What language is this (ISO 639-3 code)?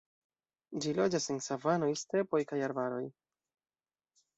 epo